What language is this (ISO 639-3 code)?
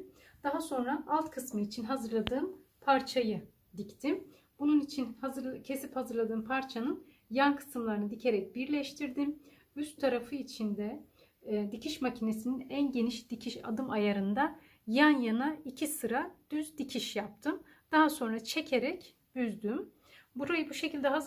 tur